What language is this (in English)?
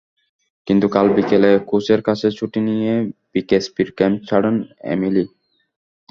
Bangla